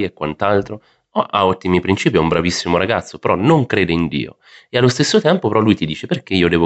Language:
Italian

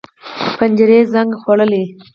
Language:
Pashto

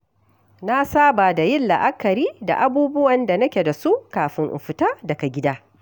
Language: Hausa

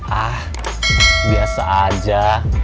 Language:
Indonesian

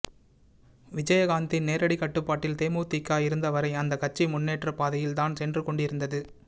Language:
Tamil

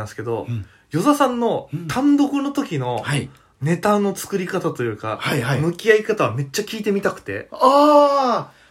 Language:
Japanese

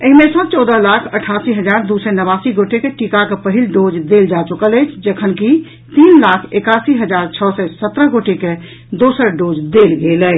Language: Maithili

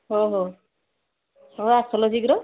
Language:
Odia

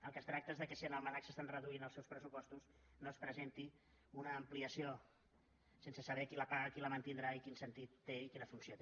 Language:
Catalan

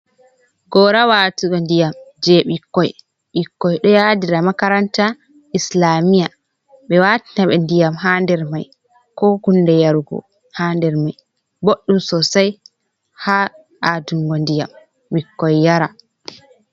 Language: Fula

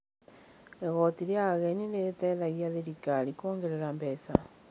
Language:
Kikuyu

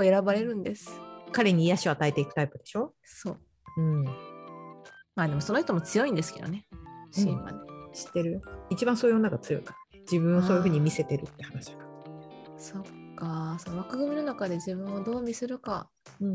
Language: Japanese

